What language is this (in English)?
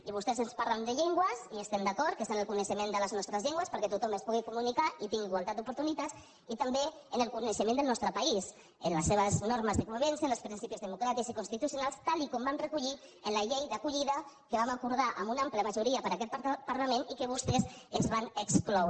Catalan